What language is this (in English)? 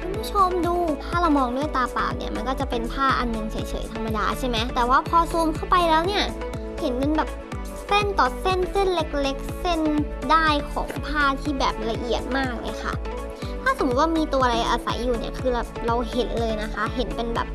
Thai